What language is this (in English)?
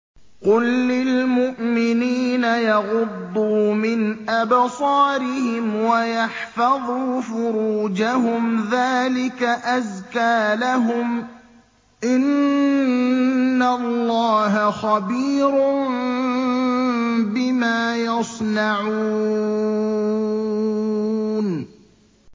Arabic